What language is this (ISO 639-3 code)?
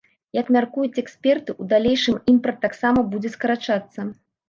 bel